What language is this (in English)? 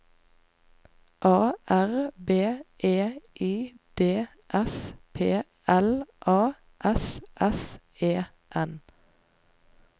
Norwegian